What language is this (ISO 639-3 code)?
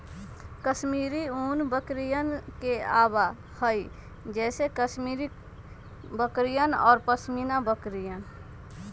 mag